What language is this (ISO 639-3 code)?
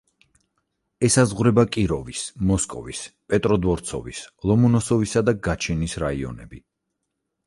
kat